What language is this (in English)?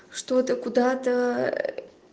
Russian